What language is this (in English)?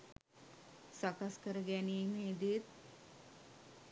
Sinhala